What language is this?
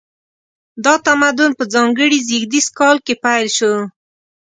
Pashto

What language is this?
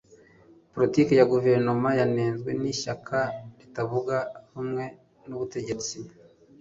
Kinyarwanda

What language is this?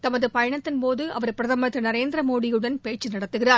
Tamil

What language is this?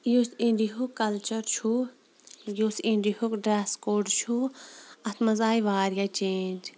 Kashmiri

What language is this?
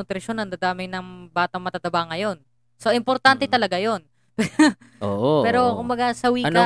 Filipino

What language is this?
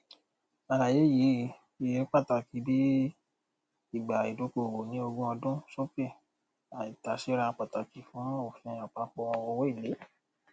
Yoruba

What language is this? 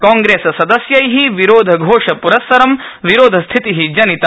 Sanskrit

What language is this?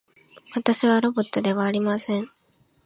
Japanese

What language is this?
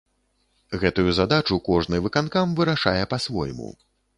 Belarusian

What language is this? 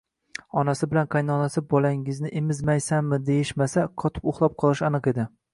Uzbek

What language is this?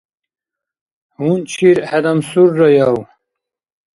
Dargwa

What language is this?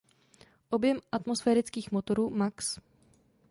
Czech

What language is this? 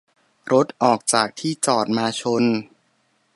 Thai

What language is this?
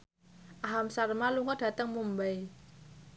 Javanese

